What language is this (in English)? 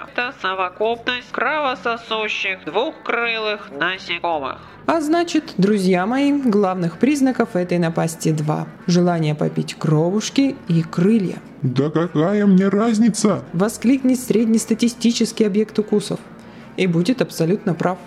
Russian